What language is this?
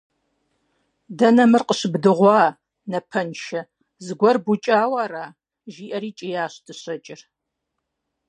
Kabardian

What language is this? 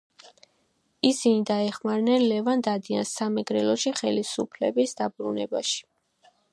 Georgian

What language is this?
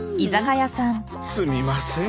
Japanese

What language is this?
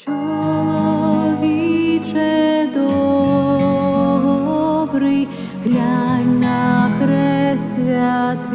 Ukrainian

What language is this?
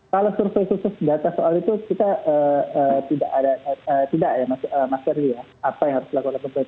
Indonesian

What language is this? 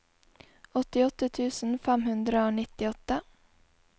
Norwegian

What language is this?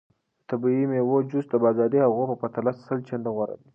Pashto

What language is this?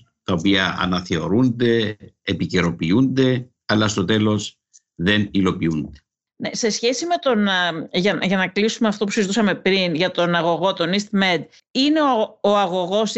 Greek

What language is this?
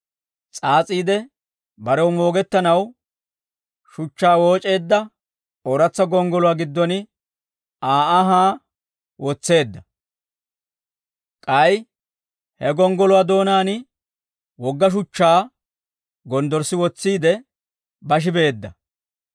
Dawro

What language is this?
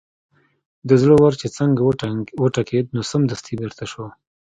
Pashto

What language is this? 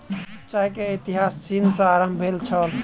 Maithili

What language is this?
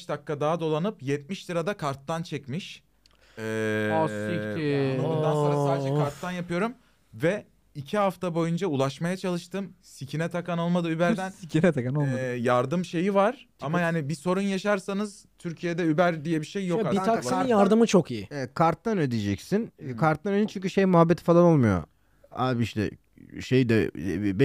Turkish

